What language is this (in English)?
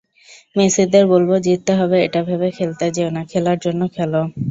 Bangla